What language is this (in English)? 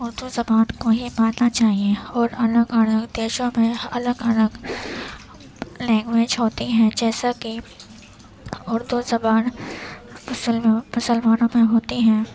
Urdu